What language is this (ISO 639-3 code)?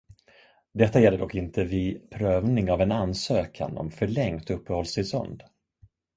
swe